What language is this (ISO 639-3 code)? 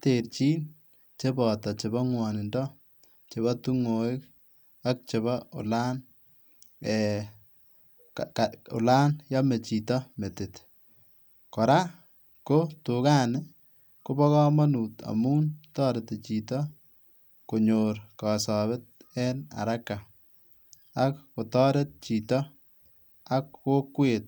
kln